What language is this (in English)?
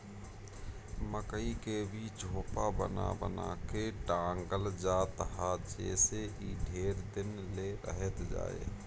Bhojpuri